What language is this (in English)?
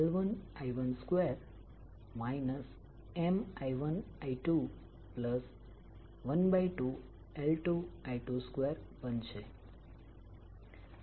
Gujarati